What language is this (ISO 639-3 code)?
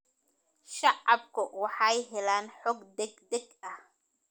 som